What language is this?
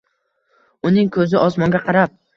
Uzbek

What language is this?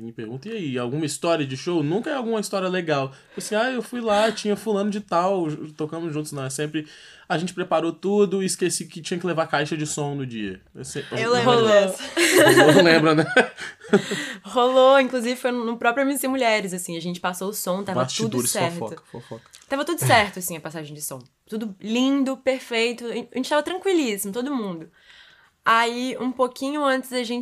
Portuguese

